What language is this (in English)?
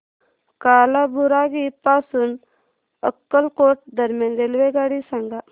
Marathi